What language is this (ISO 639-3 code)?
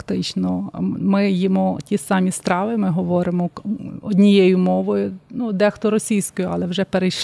ukr